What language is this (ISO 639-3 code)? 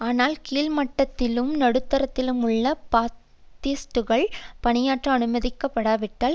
tam